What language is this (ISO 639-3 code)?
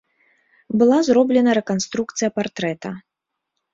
bel